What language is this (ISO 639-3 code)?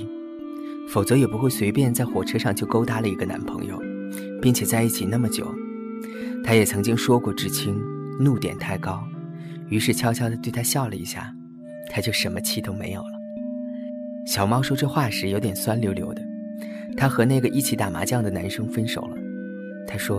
zho